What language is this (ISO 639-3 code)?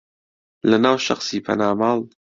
ckb